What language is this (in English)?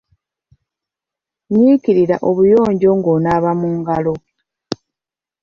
Ganda